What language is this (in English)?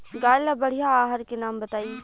Bhojpuri